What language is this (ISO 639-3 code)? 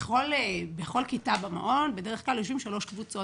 heb